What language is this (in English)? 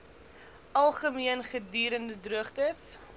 Afrikaans